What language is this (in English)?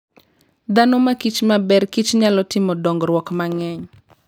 Luo (Kenya and Tanzania)